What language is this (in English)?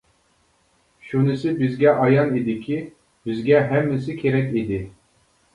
Uyghur